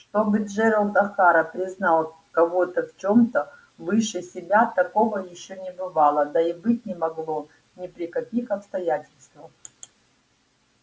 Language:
Russian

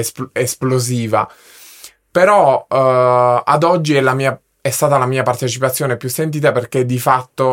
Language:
Italian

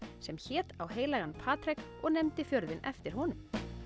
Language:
Icelandic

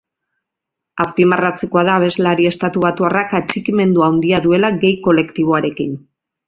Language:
Basque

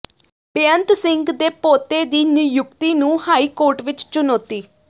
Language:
Punjabi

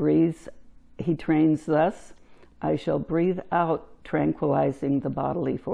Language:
English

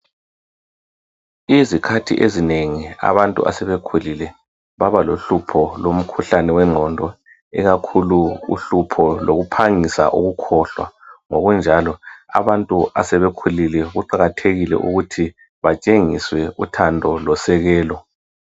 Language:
North Ndebele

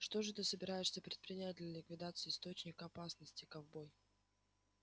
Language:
Russian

